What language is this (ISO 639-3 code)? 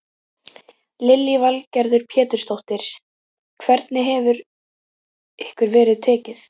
isl